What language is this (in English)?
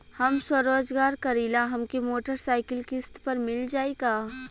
Bhojpuri